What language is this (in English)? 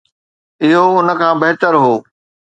Sindhi